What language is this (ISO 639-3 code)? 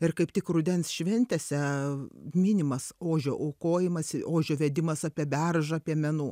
lit